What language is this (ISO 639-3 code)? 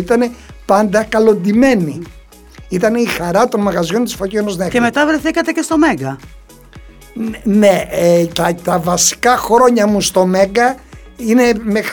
ell